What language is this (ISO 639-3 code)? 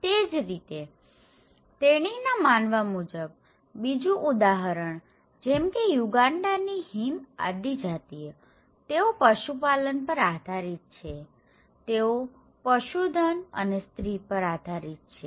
guj